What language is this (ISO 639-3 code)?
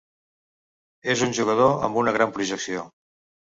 cat